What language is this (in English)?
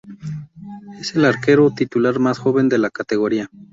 Spanish